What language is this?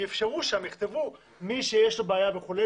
Hebrew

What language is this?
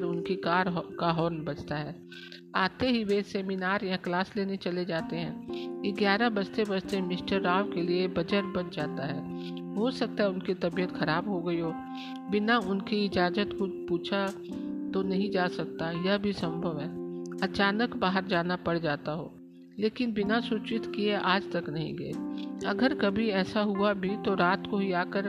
Hindi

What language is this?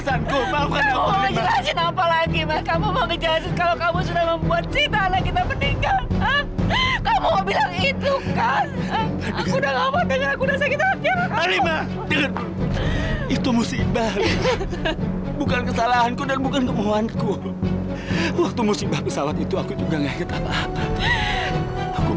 Indonesian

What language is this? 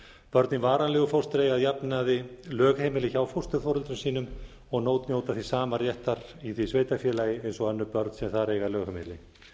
Icelandic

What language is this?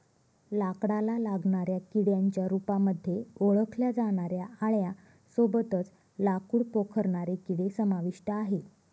Marathi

